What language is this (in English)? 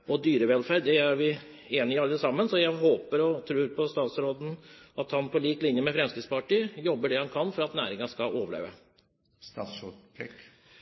Norwegian Bokmål